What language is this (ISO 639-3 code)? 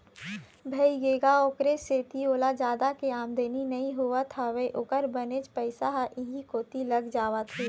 hne